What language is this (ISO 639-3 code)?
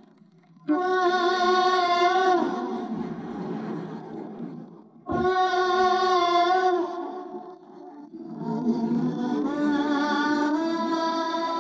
kan